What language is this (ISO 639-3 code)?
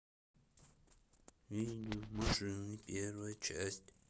rus